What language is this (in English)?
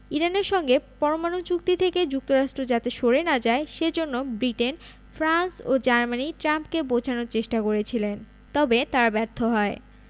Bangla